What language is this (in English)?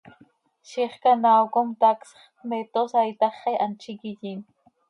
Seri